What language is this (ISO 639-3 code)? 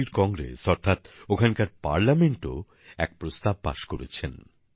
ben